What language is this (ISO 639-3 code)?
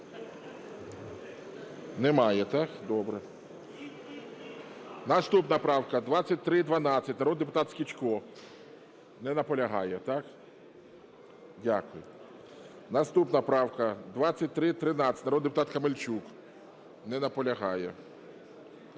ukr